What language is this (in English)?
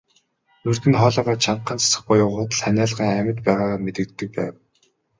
Mongolian